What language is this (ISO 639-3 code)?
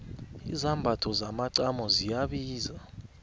nbl